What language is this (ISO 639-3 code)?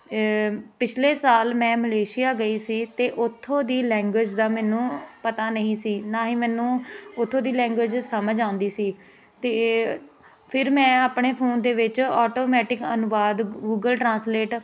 pan